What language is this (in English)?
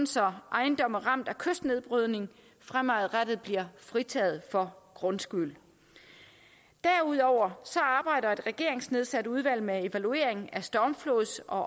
Danish